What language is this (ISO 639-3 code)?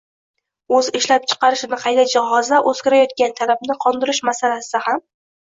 uzb